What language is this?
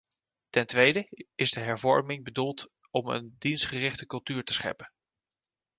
Dutch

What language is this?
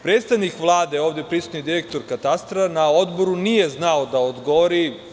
Serbian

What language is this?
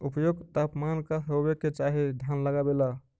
Magahi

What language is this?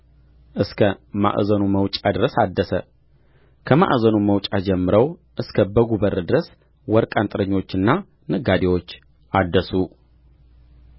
Amharic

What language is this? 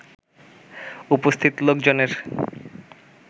Bangla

